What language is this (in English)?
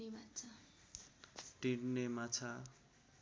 Nepali